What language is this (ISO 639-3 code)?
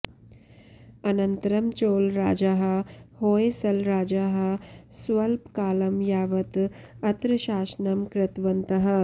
san